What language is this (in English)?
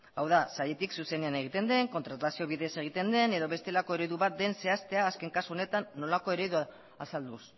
Basque